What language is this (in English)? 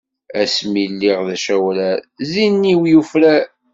Kabyle